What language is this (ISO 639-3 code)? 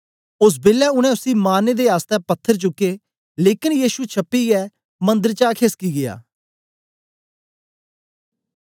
doi